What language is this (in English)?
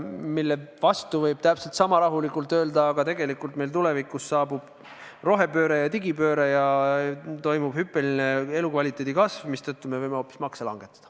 Estonian